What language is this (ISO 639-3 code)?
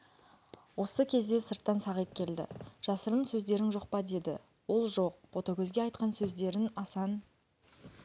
kaz